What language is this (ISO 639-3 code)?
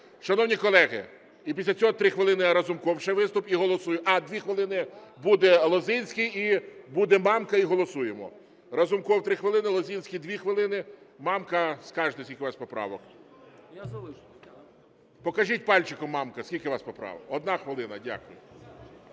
ukr